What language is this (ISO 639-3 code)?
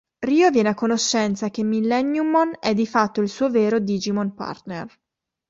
ita